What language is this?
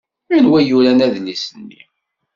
Kabyle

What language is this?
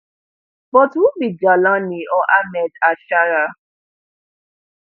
Nigerian Pidgin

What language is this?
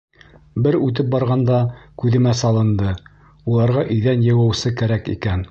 Bashkir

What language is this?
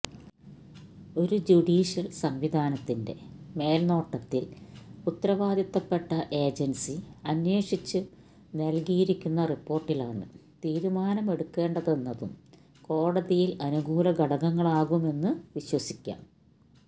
Malayalam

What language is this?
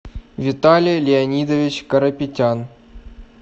Russian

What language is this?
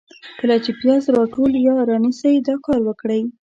Pashto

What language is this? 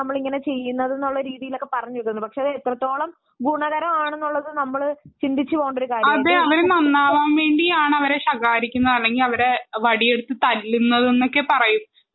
Malayalam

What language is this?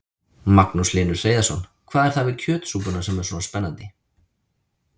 Icelandic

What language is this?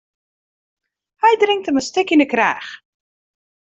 Western Frisian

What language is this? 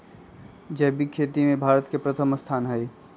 Magahi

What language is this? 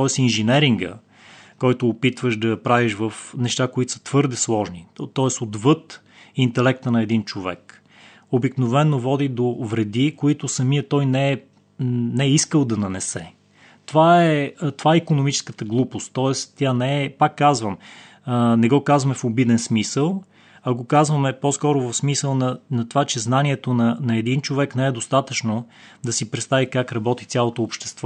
Bulgarian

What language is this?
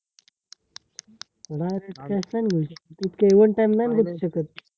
Marathi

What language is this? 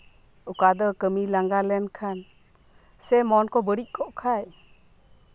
Santali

